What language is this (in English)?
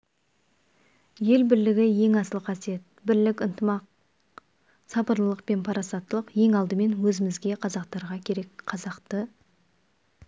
Kazakh